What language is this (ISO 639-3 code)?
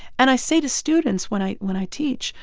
eng